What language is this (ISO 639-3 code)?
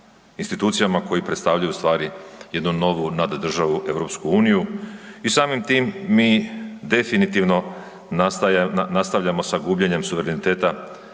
hrv